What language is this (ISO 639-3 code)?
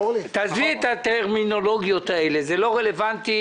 heb